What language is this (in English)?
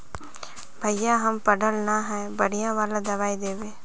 Magahi